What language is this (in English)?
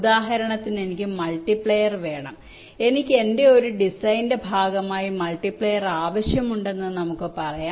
Malayalam